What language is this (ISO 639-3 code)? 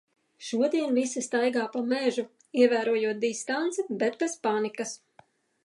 lav